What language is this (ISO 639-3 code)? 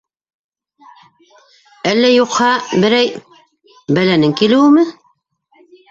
bak